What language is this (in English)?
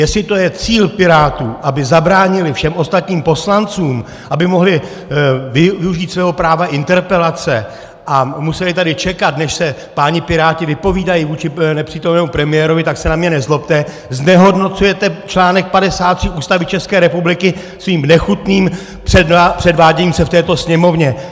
Czech